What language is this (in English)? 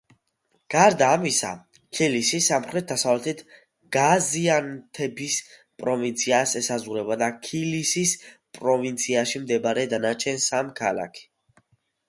Georgian